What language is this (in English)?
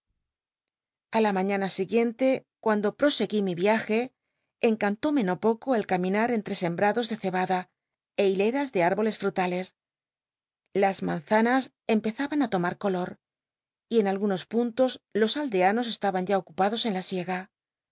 Spanish